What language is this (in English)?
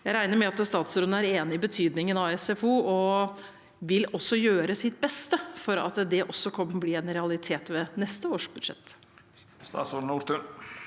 Norwegian